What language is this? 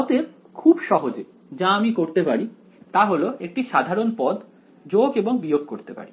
Bangla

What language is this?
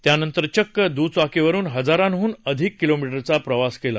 Marathi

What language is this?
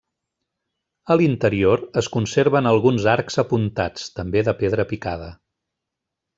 Catalan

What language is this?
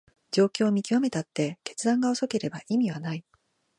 Japanese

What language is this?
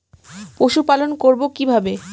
Bangla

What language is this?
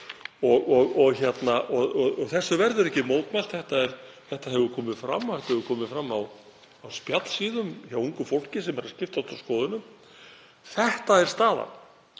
Icelandic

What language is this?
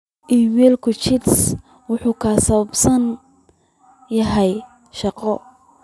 Somali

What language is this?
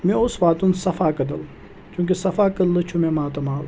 Kashmiri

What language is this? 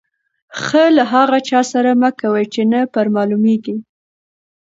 Pashto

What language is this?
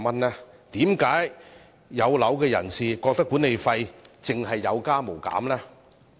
Cantonese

